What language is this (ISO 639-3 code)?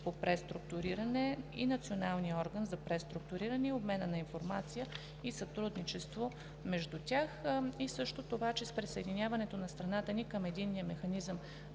bul